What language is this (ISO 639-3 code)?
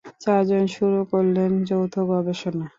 ben